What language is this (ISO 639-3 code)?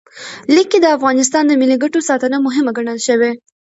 pus